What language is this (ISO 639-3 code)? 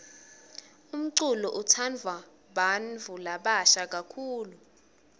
ssw